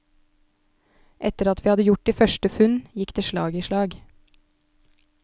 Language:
Norwegian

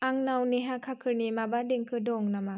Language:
Bodo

